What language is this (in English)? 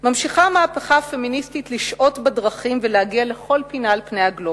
Hebrew